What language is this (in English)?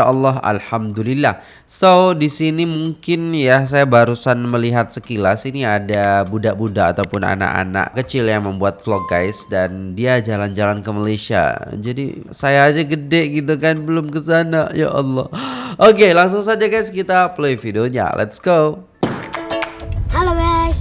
Indonesian